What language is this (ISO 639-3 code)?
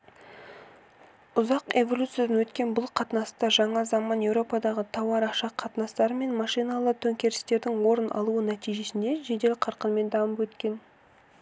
kaz